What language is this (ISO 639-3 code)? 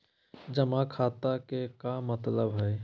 mag